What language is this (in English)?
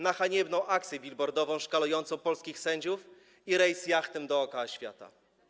Polish